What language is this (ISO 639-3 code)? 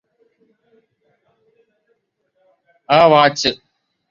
mal